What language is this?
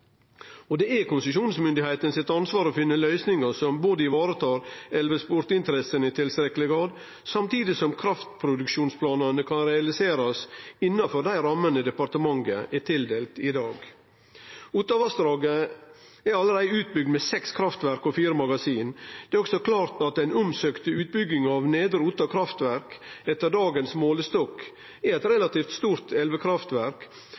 Norwegian Nynorsk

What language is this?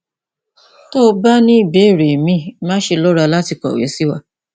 Yoruba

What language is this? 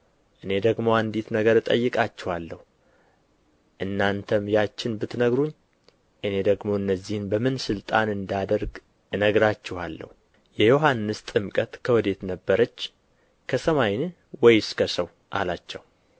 Amharic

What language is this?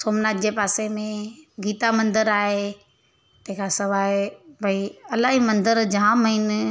Sindhi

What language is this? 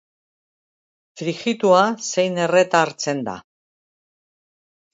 Basque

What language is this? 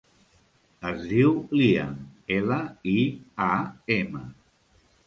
Catalan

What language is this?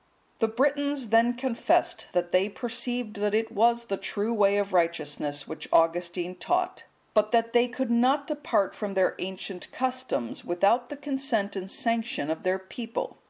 English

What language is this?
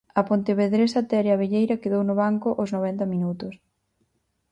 Galician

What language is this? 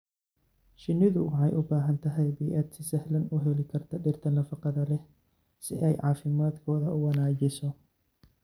Somali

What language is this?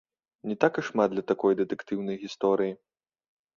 Belarusian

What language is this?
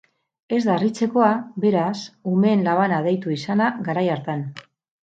Basque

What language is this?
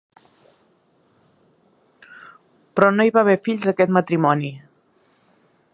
Catalan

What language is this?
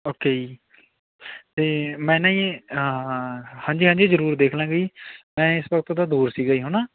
Punjabi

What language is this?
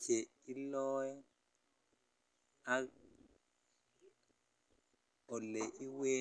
Kalenjin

